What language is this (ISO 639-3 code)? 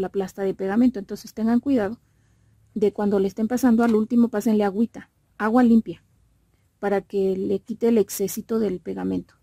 spa